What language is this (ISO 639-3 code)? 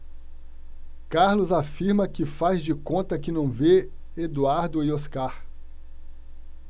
por